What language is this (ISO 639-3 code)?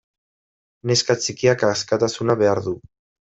eus